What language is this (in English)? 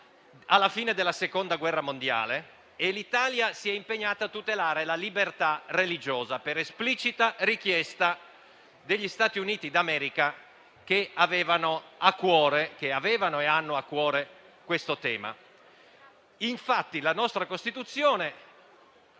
Italian